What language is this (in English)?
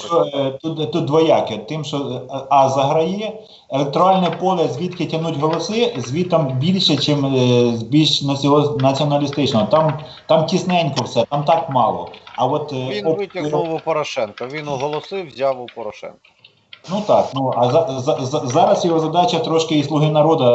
Russian